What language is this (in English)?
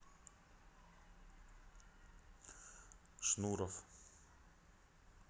Russian